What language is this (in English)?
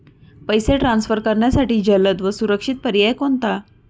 Marathi